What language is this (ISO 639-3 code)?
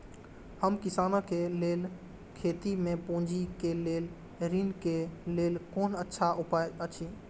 mai